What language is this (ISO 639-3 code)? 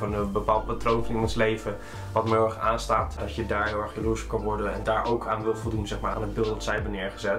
nld